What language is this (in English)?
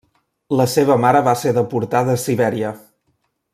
Catalan